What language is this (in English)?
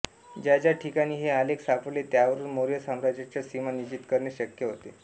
Marathi